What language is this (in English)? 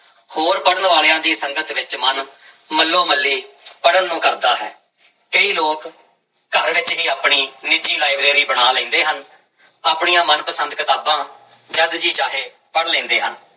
Punjabi